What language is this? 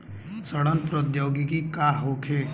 Bhojpuri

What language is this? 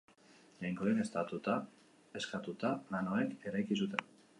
Basque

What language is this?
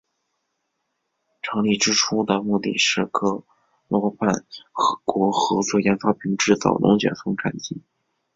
Chinese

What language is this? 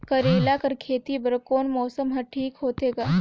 Chhattisgarhi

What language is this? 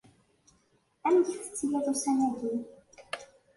Kabyle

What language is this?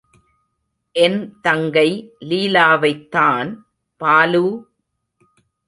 Tamil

